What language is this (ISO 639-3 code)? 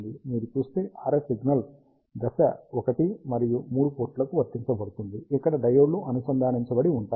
tel